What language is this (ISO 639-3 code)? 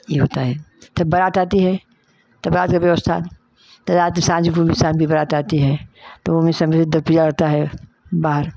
hin